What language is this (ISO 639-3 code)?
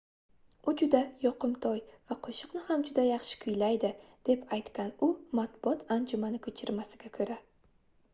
uzb